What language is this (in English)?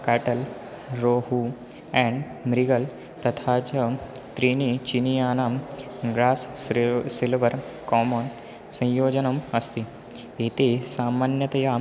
Sanskrit